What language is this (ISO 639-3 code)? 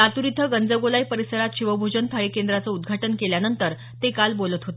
mar